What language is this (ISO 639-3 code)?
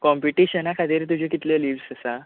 kok